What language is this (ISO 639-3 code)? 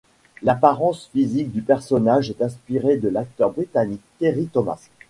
fra